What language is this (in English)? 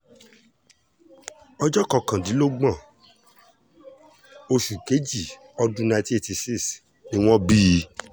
Yoruba